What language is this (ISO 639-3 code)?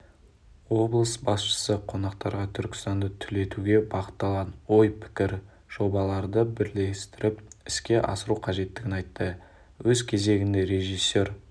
kaz